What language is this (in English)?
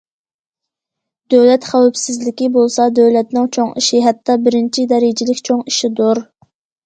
Uyghur